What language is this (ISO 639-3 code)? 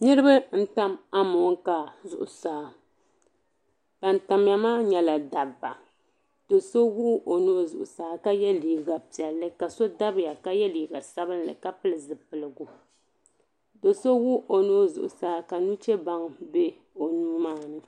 dag